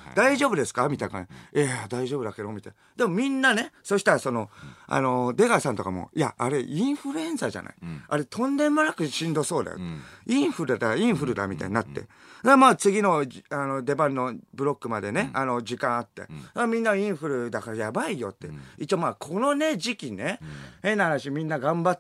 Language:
Japanese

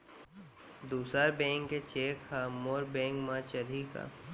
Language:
Chhattisgarhi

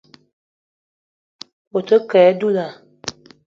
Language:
Eton (Cameroon)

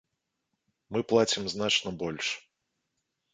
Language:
Belarusian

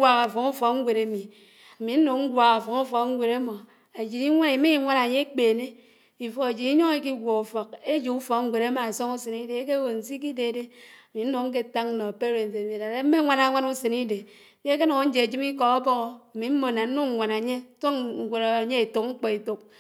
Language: Anaang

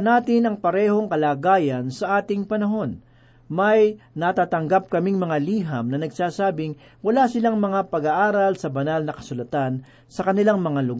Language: Filipino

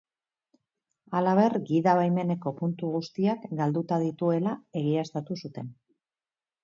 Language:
Basque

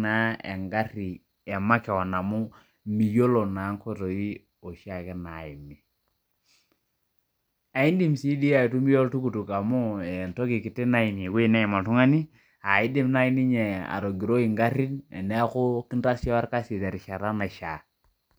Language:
Masai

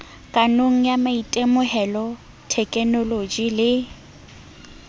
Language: Southern Sotho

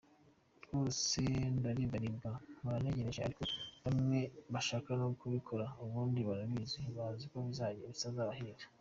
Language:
Kinyarwanda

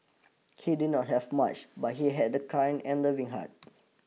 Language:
English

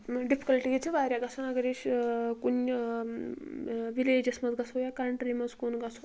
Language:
Kashmiri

